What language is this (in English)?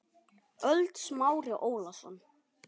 Icelandic